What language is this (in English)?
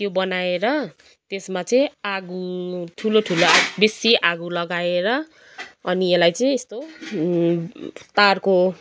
Nepali